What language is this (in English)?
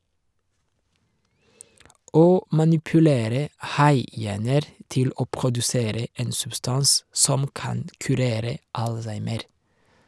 Norwegian